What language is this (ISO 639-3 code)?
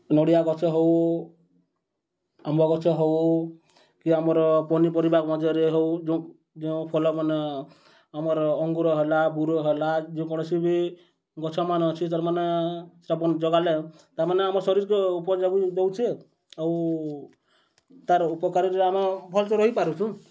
ori